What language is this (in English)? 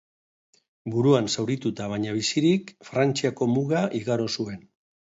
Basque